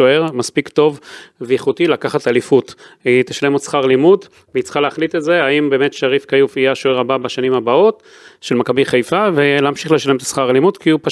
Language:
Hebrew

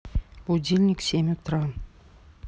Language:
Russian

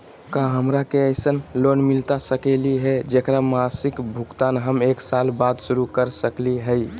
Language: Magahi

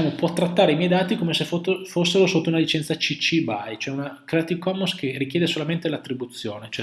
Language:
Italian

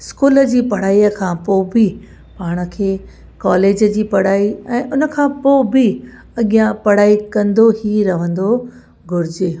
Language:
Sindhi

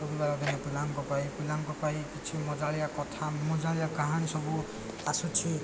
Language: Odia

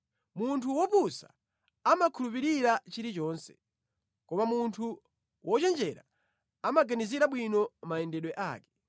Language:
Nyanja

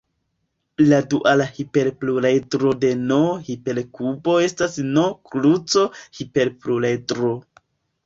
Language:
Esperanto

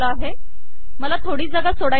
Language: Marathi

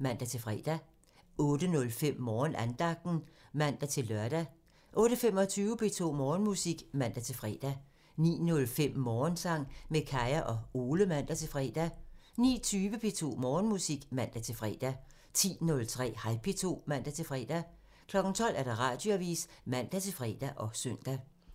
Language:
Danish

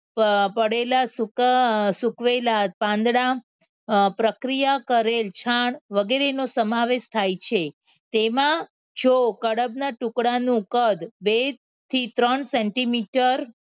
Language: Gujarati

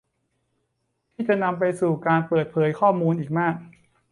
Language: Thai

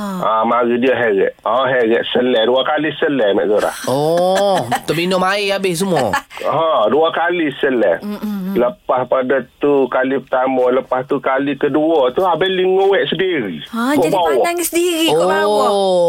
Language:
Malay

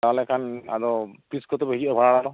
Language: Santali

